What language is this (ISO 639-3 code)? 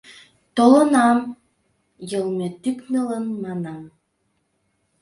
chm